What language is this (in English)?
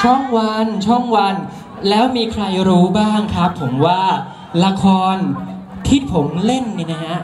Thai